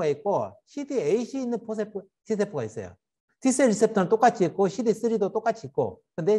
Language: Korean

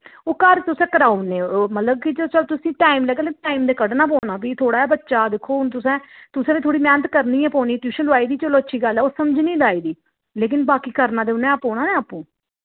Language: Dogri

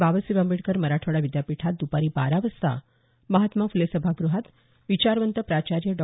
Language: Marathi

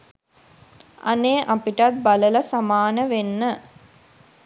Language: Sinhala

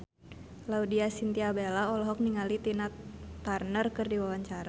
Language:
Sundanese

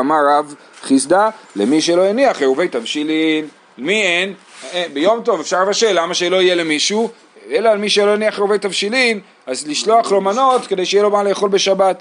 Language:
Hebrew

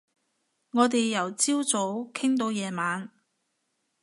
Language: Cantonese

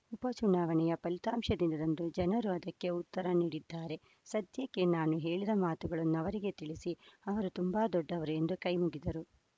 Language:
Kannada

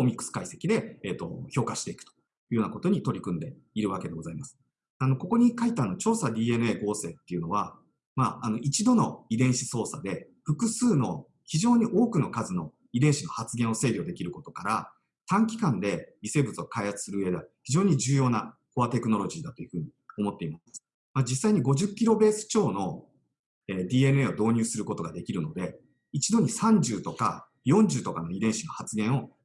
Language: Japanese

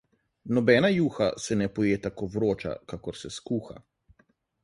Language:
Slovenian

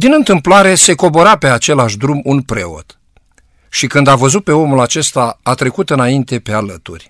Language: Romanian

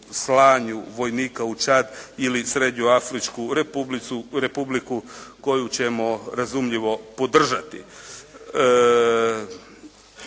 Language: Croatian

